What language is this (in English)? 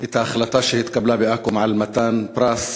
Hebrew